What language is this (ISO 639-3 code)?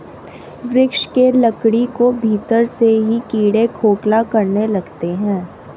hin